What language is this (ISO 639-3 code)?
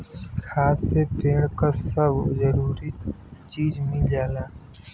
bho